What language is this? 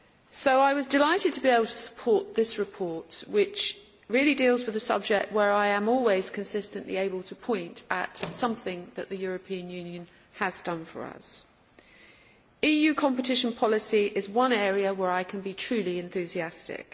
English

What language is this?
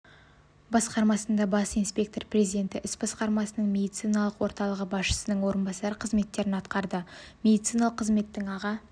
Kazakh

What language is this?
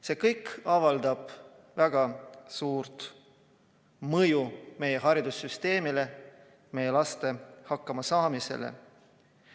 Estonian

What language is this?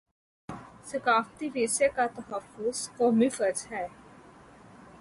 Urdu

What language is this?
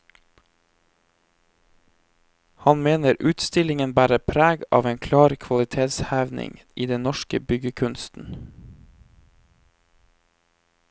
Norwegian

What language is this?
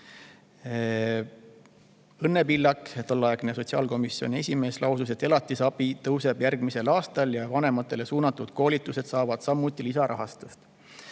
Estonian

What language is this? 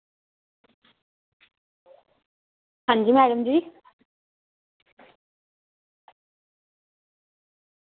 Dogri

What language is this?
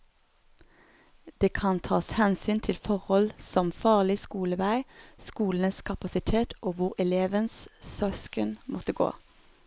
Norwegian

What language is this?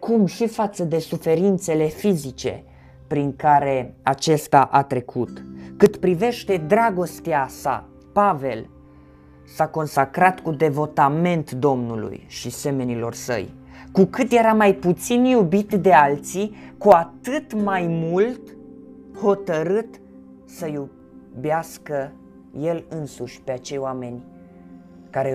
Romanian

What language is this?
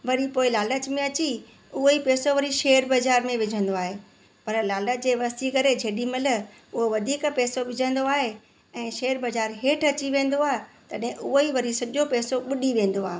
Sindhi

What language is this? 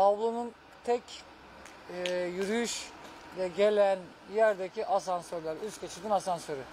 Turkish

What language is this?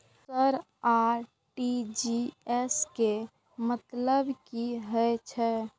Maithili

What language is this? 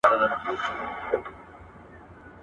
Pashto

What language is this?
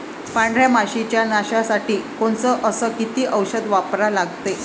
Marathi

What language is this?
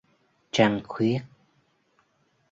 Vietnamese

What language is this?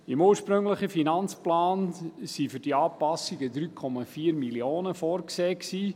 Swiss German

